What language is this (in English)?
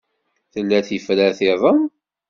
Kabyle